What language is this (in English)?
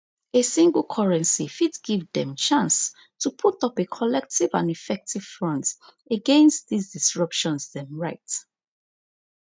Nigerian Pidgin